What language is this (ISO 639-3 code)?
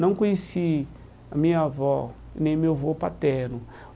por